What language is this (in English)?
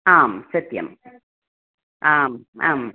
Sanskrit